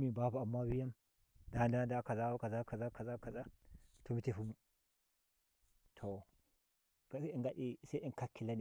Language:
Nigerian Fulfulde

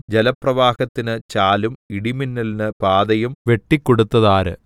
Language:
Malayalam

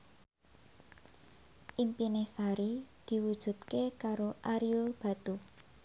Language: Javanese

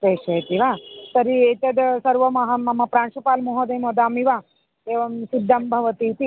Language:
Sanskrit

